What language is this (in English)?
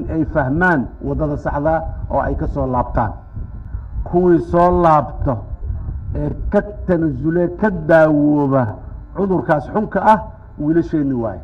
Arabic